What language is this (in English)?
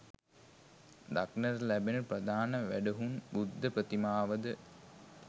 Sinhala